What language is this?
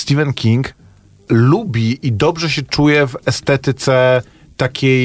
Polish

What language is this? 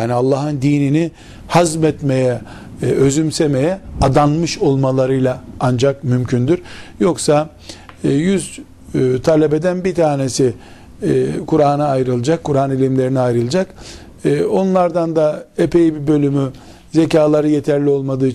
Turkish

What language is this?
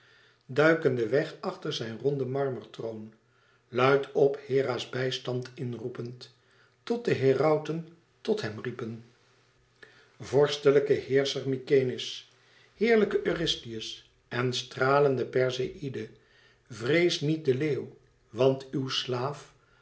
Dutch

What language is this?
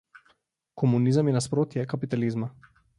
Slovenian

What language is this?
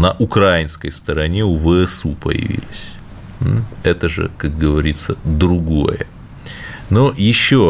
Russian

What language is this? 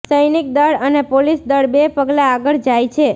Gujarati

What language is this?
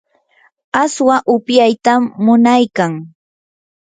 Yanahuanca Pasco Quechua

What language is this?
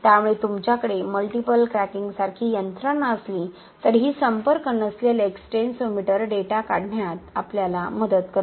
Marathi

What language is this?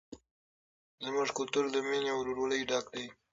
Pashto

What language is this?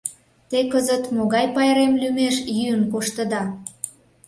Mari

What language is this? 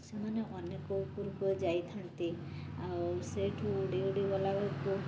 Odia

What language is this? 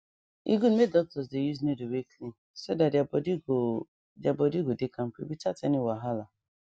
Nigerian Pidgin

